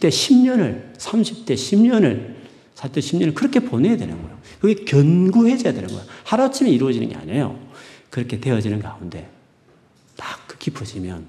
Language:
Korean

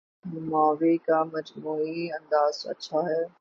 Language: Urdu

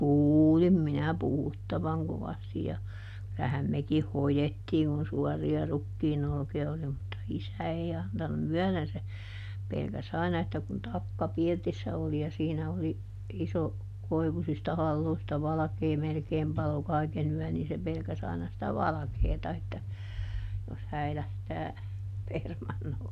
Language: Finnish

